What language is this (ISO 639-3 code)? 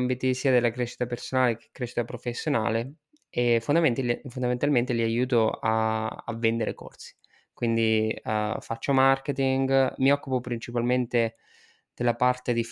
ita